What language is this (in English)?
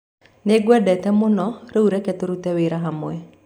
Kikuyu